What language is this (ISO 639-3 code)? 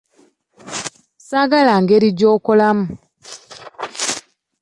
lug